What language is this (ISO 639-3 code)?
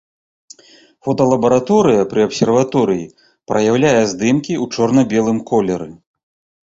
bel